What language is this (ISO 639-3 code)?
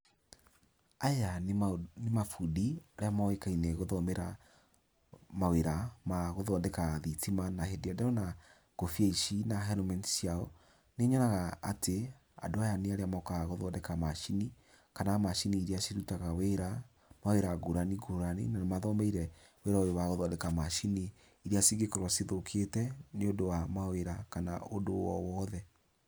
kik